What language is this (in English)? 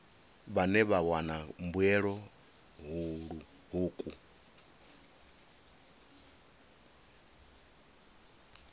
Venda